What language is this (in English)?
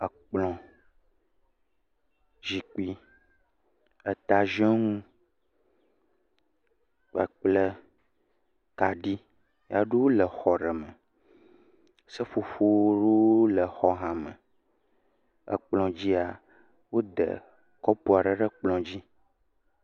Ewe